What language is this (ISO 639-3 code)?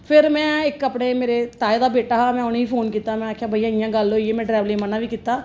doi